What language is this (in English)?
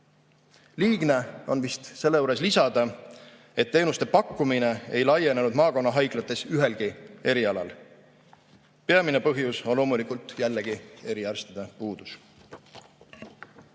Estonian